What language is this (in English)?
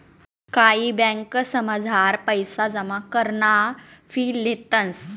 Marathi